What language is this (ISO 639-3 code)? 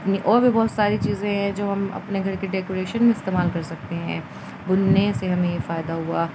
urd